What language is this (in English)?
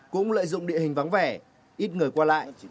Vietnamese